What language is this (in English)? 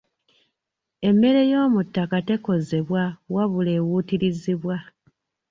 Ganda